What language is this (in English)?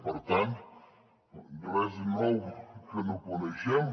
Catalan